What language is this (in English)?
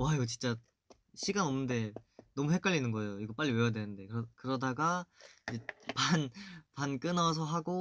Korean